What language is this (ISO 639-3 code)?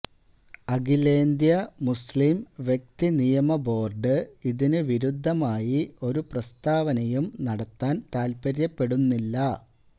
mal